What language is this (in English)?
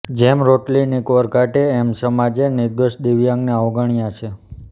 Gujarati